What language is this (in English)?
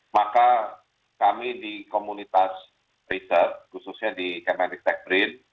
Indonesian